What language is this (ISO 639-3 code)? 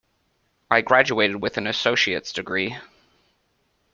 eng